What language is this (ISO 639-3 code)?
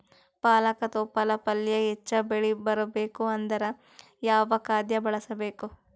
kan